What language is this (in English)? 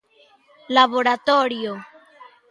Galician